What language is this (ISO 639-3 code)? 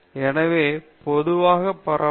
tam